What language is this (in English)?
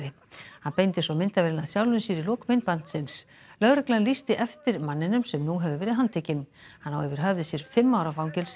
Icelandic